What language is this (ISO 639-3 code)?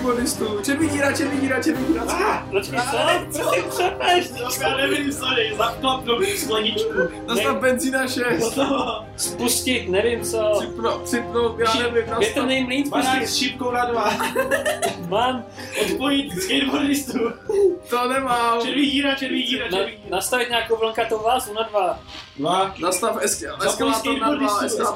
ces